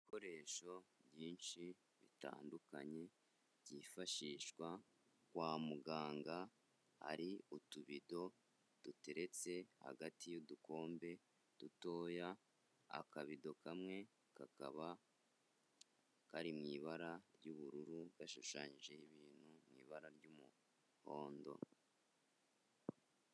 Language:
Kinyarwanda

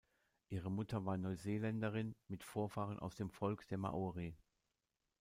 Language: German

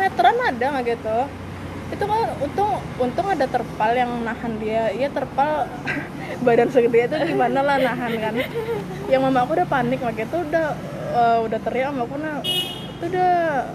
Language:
Indonesian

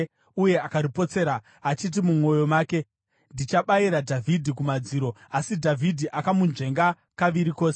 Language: Shona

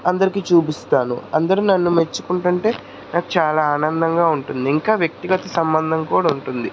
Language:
Telugu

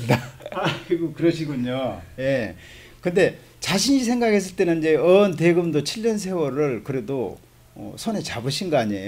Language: Korean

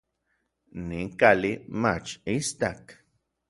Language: Orizaba Nahuatl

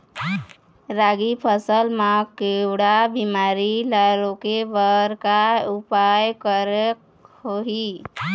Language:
Chhattisgarhi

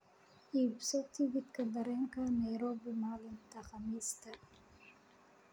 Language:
Somali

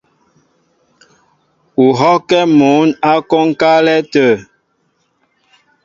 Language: Mbo (Cameroon)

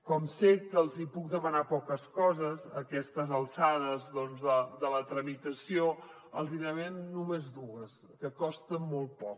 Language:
Catalan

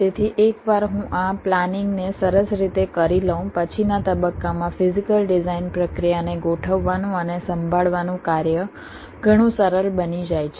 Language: Gujarati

